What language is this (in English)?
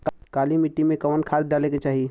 Bhojpuri